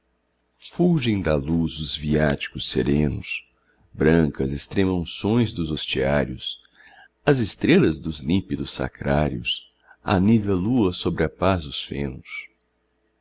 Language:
Portuguese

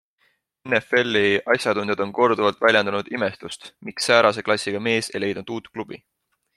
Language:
Estonian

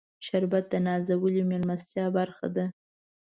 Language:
Pashto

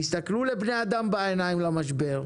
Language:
Hebrew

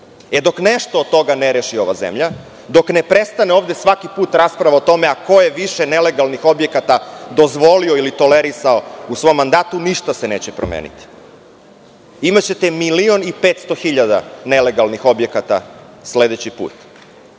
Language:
Serbian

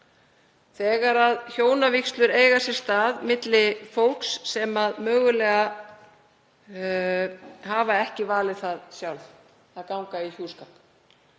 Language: Icelandic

